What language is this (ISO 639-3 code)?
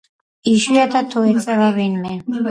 kat